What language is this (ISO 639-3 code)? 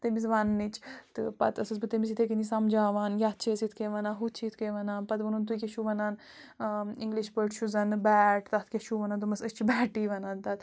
kas